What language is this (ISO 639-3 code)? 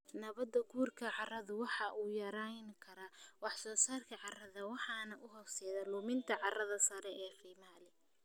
som